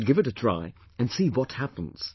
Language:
English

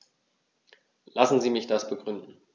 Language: German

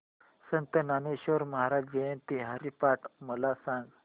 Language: Marathi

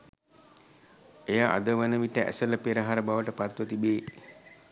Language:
Sinhala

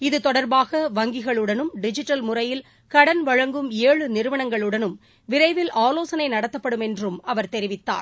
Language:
Tamil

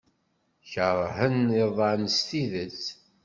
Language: Kabyle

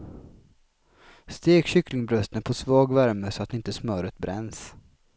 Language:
Swedish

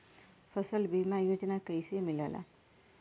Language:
Bhojpuri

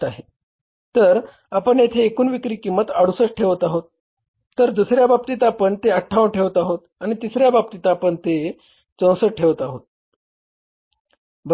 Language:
Marathi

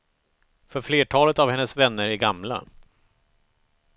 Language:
Swedish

